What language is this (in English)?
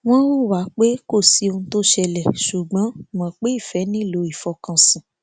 Yoruba